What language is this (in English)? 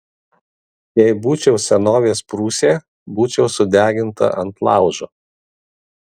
Lithuanian